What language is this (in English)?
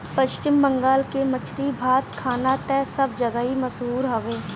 Bhojpuri